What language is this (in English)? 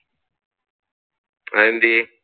Malayalam